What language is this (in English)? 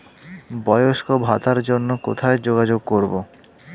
Bangla